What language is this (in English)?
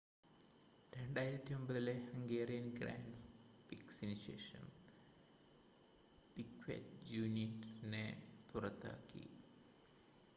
Malayalam